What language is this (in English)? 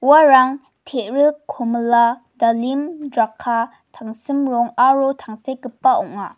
Garo